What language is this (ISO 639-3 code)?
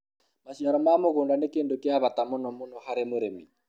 kik